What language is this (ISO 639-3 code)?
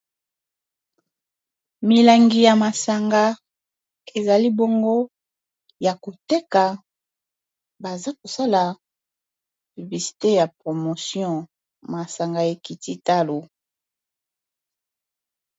lin